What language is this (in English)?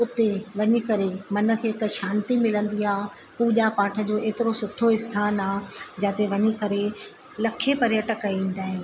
Sindhi